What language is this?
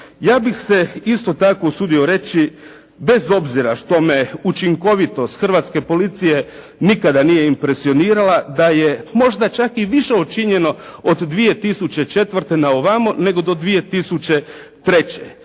Croatian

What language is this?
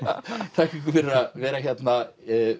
Icelandic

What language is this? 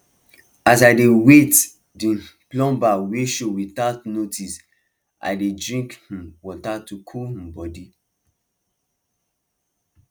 Nigerian Pidgin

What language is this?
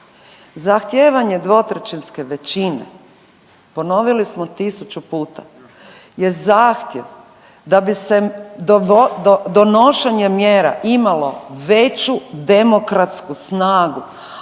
Croatian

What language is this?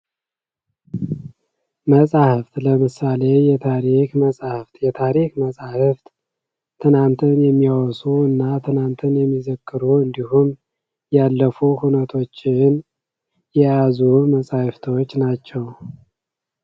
Amharic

